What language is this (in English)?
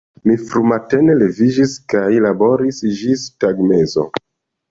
Esperanto